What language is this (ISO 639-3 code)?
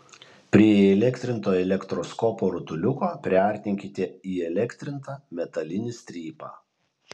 lit